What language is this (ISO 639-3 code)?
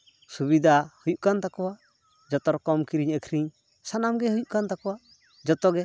sat